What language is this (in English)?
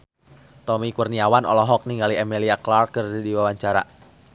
Sundanese